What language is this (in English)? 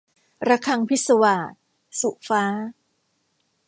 Thai